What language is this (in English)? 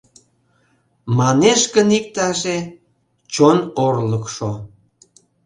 Mari